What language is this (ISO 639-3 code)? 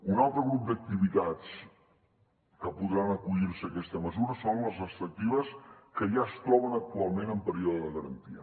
cat